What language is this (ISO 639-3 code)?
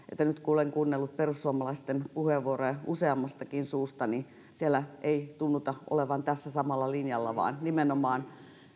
fin